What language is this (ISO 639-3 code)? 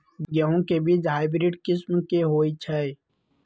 mag